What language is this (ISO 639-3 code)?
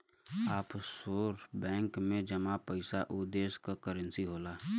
bho